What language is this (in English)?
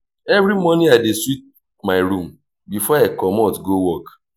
Nigerian Pidgin